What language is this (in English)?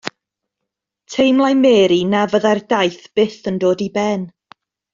Welsh